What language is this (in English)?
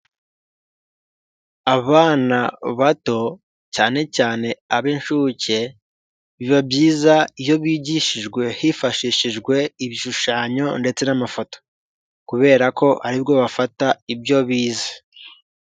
Kinyarwanda